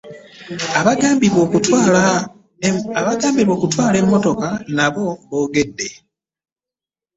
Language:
Ganda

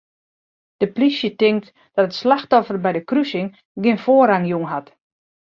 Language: Western Frisian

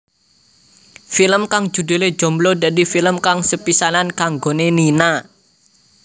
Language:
Javanese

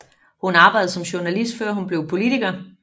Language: Danish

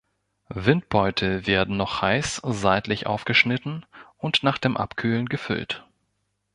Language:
German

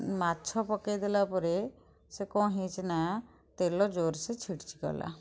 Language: Odia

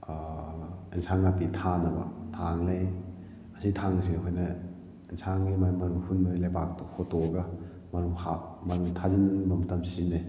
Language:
Manipuri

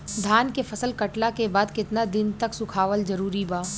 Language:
Bhojpuri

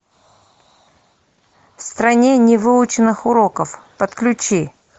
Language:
Russian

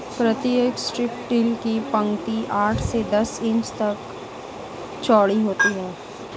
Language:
Hindi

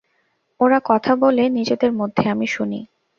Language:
Bangla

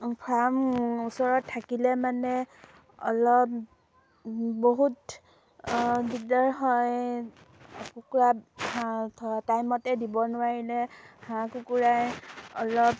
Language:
Assamese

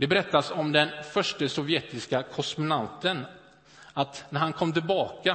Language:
Swedish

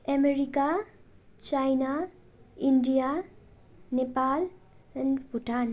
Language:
Nepali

